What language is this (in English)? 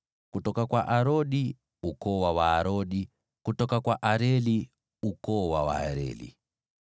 Swahili